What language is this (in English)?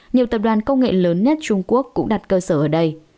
Vietnamese